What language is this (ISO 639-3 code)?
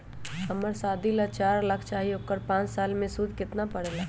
mag